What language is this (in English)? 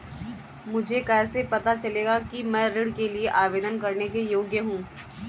Hindi